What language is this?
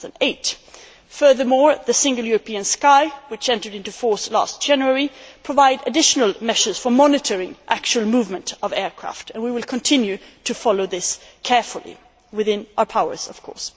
English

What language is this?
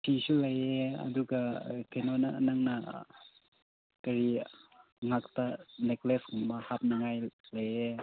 Manipuri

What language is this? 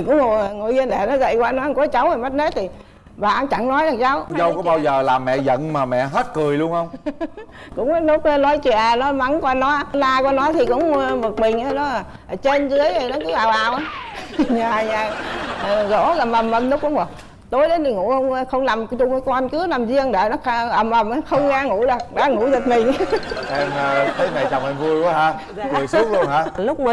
Vietnamese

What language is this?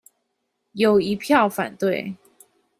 Chinese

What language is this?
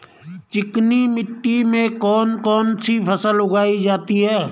Hindi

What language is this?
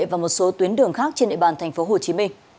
Vietnamese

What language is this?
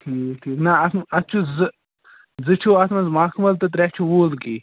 Kashmiri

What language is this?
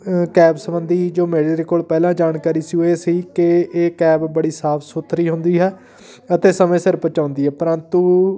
Punjabi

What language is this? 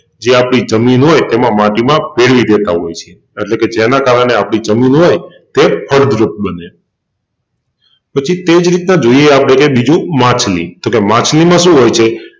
Gujarati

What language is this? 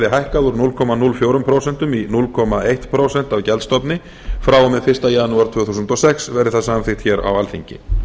Icelandic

